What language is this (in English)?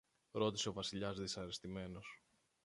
Greek